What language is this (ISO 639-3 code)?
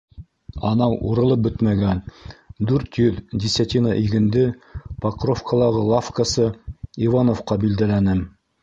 bak